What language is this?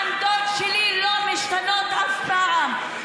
Hebrew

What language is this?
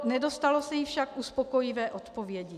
Czech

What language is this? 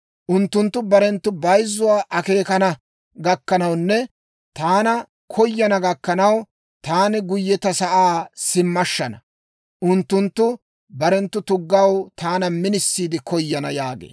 Dawro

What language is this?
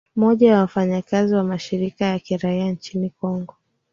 Swahili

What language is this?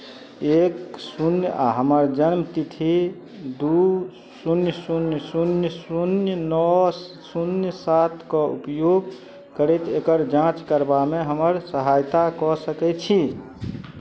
Maithili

